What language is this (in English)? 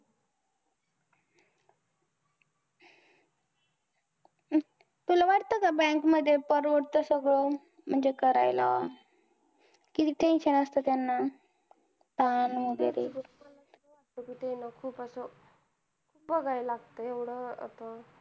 Marathi